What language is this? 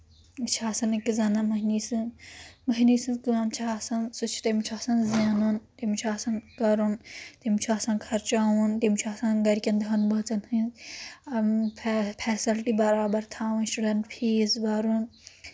Kashmiri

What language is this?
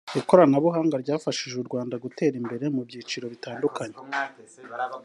Kinyarwanda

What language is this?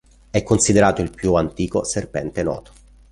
Italian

